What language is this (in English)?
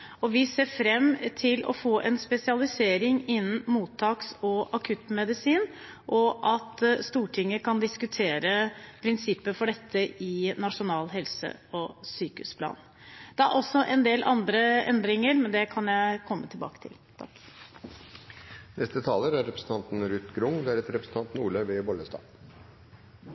Norwegian Bokmål